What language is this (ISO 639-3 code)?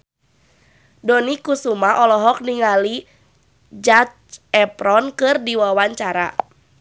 sun